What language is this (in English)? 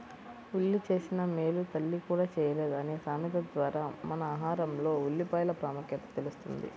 Telugu